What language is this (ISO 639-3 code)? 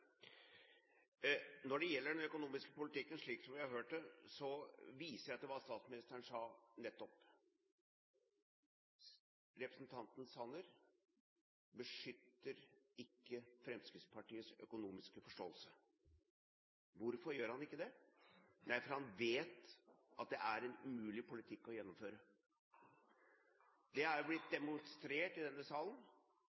nob